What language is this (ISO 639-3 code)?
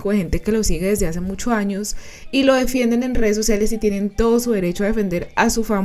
spa